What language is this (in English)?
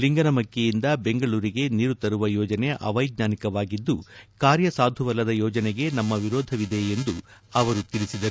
Kannada